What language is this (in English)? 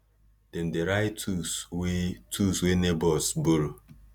Nigerian Pidgin